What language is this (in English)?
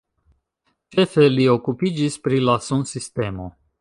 Esperanto